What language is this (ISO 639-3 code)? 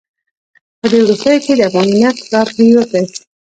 pus